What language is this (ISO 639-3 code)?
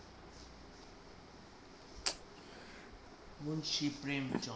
ben